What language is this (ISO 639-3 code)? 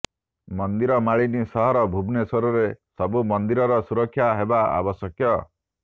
ori